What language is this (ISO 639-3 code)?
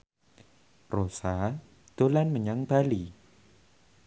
jav